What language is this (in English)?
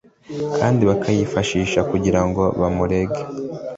Kinyarwanda